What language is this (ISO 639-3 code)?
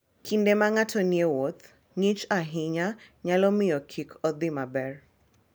luo